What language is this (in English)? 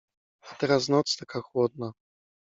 Polish